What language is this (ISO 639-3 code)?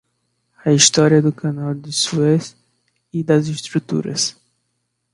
por